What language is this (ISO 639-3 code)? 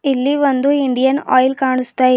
kan